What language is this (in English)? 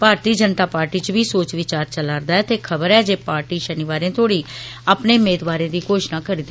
Dogri